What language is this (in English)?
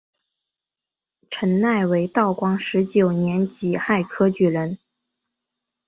Chinese